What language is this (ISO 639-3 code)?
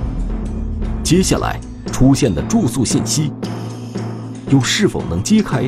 zho